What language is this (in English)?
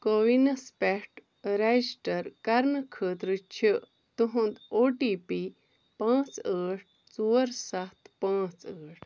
Kashmiri